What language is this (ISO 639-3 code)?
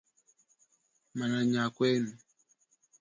cjk